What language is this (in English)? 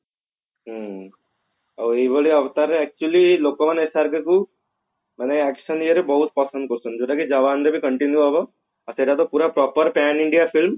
Odia